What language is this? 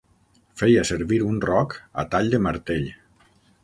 Catalan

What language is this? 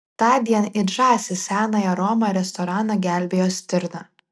Lithuanian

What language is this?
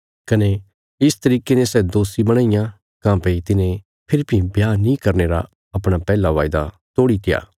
Bilaspuri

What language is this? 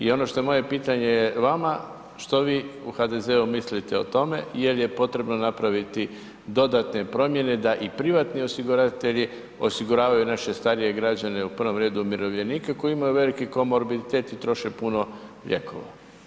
Croatian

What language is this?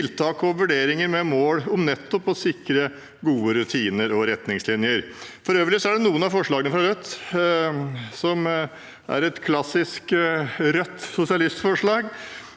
Norwegian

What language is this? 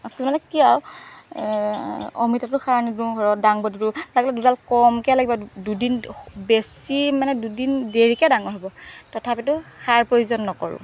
Assamese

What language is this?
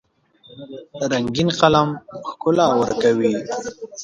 Pashto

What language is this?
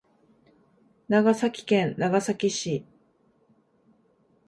Japanese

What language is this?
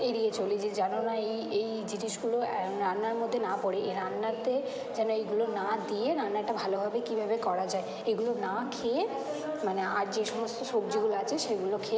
Bangla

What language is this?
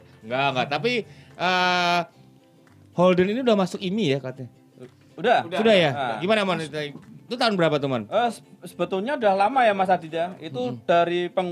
Indonesian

